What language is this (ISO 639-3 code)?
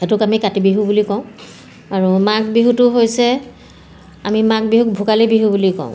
asm